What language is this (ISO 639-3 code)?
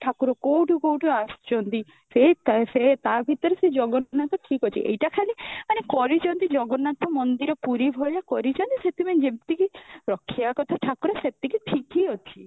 ori